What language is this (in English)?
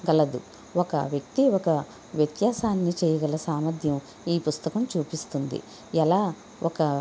Telugu